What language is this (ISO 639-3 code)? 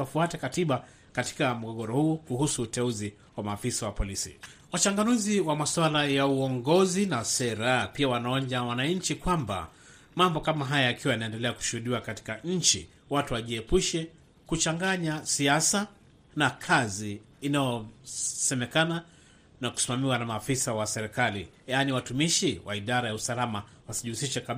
swa